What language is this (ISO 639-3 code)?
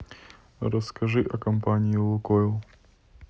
rus